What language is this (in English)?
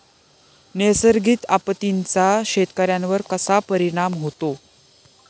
Marathi